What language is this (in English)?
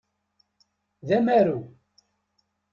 Kabyle